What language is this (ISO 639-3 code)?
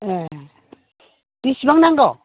brx